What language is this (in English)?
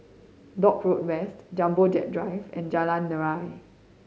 English